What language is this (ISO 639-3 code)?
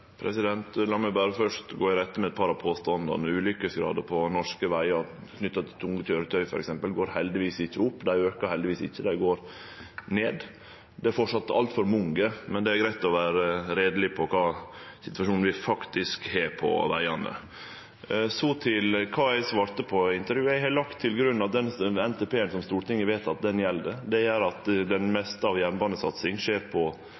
nno